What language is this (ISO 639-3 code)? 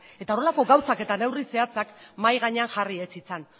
eus